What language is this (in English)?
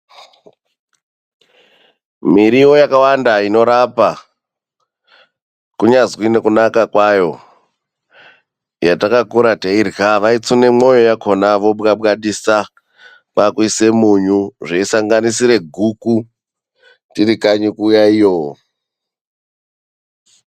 Ndau